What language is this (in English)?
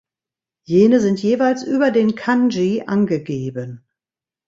German